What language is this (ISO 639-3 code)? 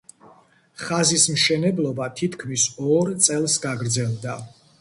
kat